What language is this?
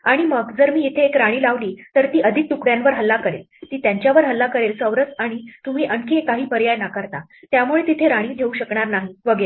Marathi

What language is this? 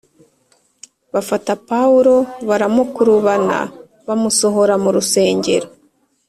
Kinyarwanda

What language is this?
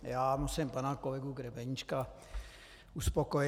Czech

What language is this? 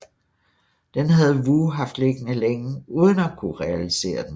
Danish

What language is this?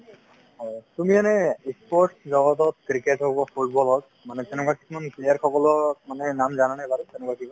Assamese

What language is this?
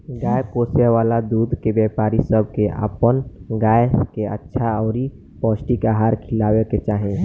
Bhojpuri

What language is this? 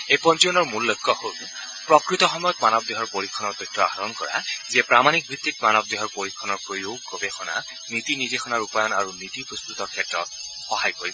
Assamese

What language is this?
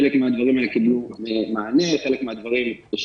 Hebrew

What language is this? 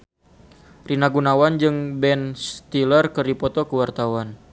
Sundanese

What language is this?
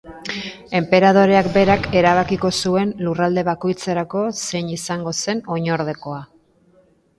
Basque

